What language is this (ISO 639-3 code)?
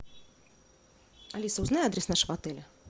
rus